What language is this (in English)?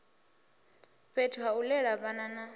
Venda